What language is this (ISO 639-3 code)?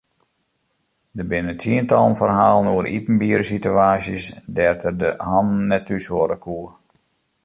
fry